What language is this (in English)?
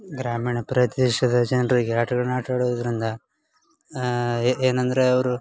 Kannada